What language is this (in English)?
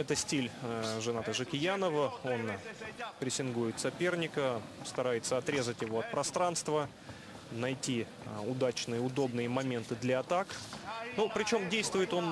Russian